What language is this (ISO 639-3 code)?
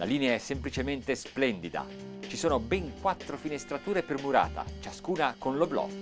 ita